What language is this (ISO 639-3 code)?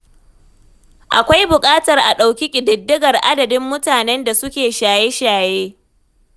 hau